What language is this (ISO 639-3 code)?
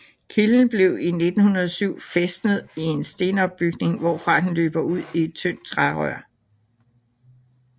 dan